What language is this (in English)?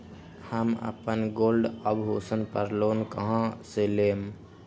Magahi